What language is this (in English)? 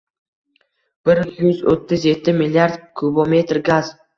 Uzbek